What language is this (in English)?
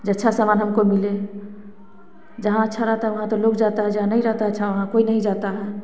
Hindi